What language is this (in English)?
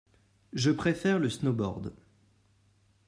French